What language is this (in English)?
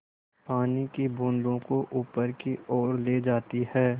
Hindi